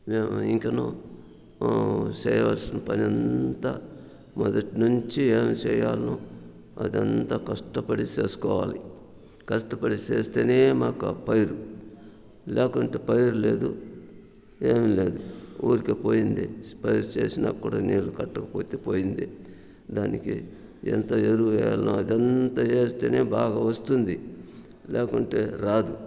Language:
Telugu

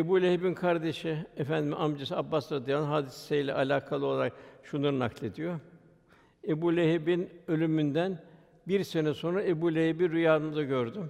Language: Turkish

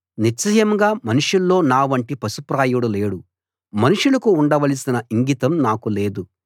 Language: Telugu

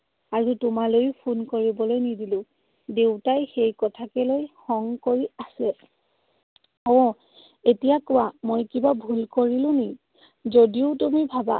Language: Assamese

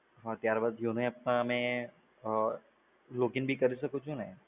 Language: Gujarati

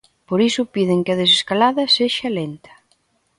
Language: Galician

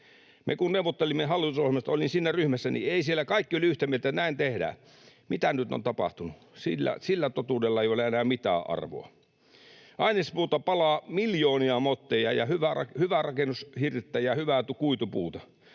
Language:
Finnish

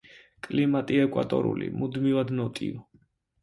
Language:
Georgian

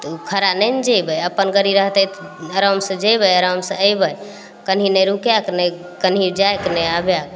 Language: Maithili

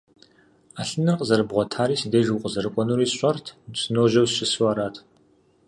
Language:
Kabardian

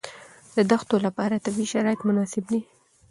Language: Pashto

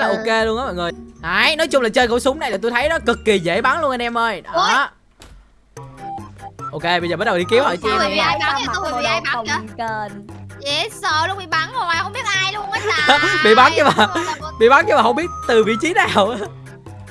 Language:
Vietnamese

